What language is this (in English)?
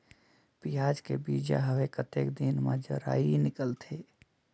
Chhattisgarhi